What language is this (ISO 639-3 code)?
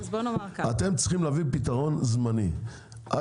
heb